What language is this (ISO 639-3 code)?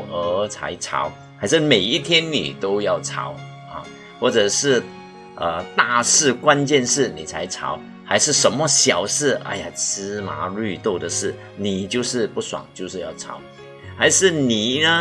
zho